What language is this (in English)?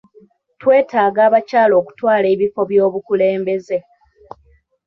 Ganda